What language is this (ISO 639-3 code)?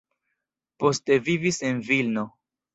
epo